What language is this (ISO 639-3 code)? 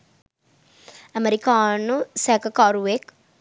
sin